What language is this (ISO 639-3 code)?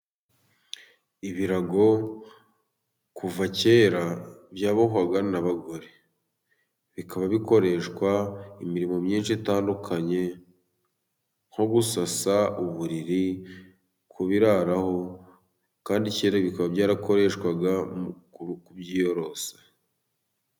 kin